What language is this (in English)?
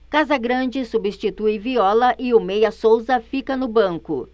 Portuguese